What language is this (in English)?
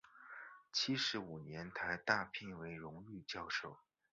Chinese